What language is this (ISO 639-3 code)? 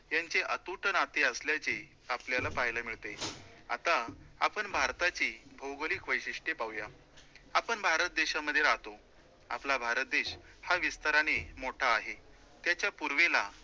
mar